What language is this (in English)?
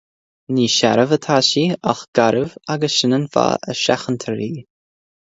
Irish